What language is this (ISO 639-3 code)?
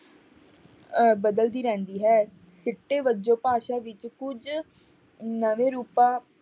pan